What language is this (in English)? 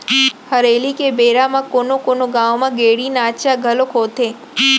Chhattisgarhi